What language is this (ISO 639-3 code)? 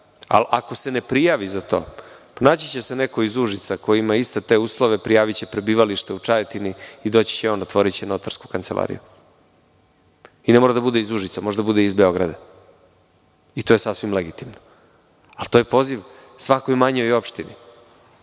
srp